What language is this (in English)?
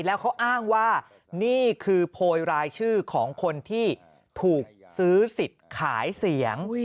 Thai